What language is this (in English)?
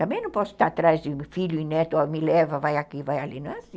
Portuguese